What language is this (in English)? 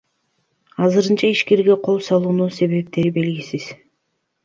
Kyrgyz